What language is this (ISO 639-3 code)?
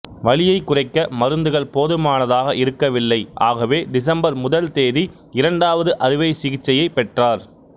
tam